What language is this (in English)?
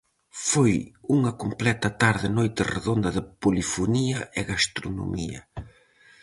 Galician